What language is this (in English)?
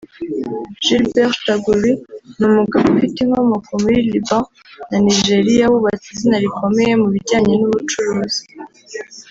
Kinyarwanda